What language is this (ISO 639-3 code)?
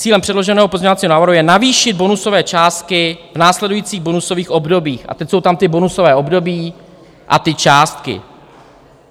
ces